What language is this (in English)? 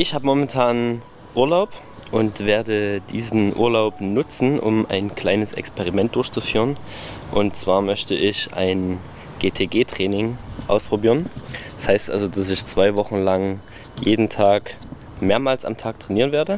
German